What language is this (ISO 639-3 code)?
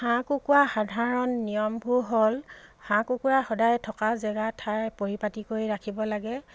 asm